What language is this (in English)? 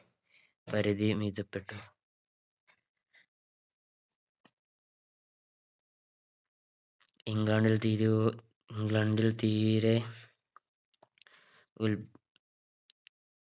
Malayalam